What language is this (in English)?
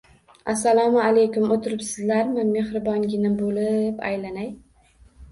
Uzbek